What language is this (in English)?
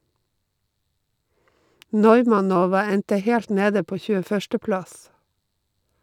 Norwegian